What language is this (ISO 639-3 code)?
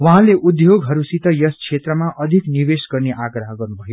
nep